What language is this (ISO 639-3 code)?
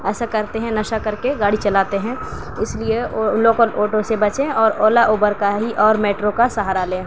urd